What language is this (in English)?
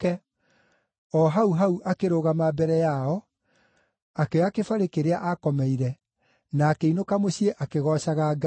Kikuyu